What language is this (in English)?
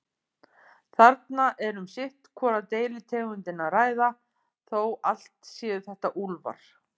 Icelandic